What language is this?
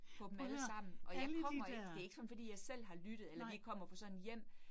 Danish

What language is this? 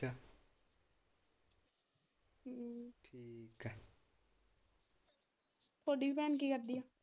Punjabi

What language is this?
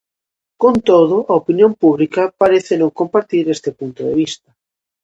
Galician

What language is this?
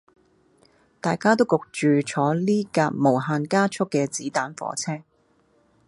Cantonese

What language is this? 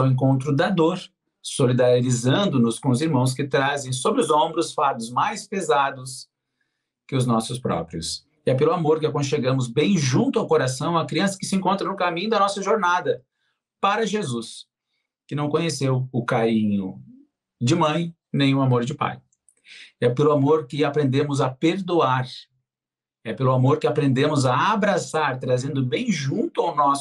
Portuguese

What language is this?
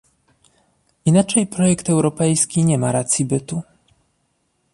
Polish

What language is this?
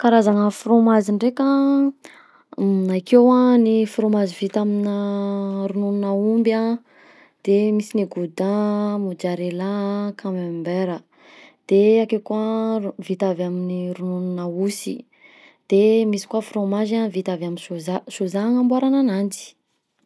Southern Betsimisaraka Malagasy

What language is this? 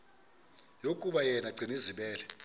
Xhosa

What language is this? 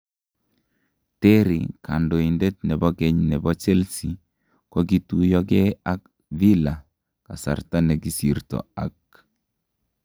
Kalenjin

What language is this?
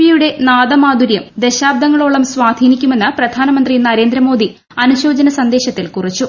Malayalam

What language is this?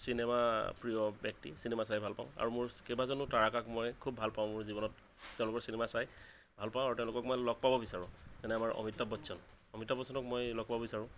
Assamese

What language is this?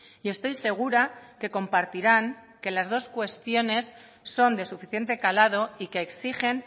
Spanish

